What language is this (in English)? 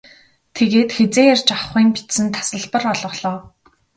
Mongolian